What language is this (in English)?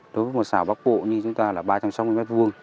Vietnamese